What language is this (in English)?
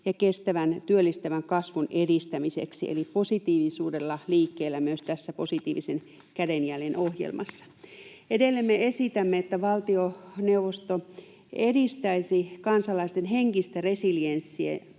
Finnish